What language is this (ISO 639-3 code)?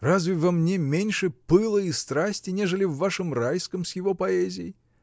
rus